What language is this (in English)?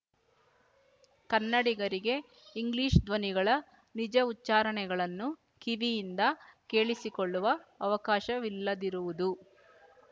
Kannada